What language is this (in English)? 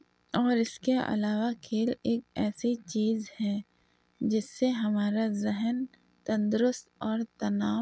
Urdu